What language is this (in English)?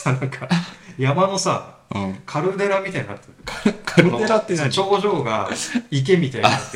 Japanese